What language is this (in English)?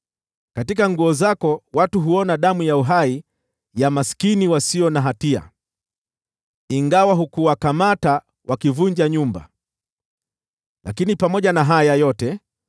Swahili